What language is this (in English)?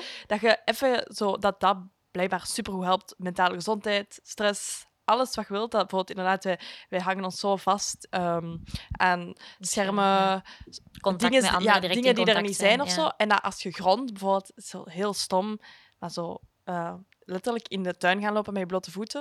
Dutch